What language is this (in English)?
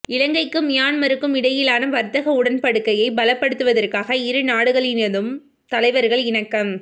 Tamil